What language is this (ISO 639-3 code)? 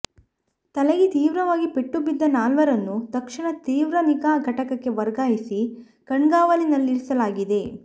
kan